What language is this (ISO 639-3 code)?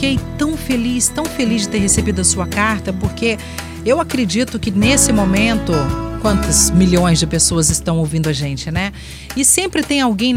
por